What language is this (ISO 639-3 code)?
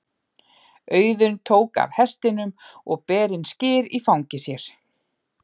isl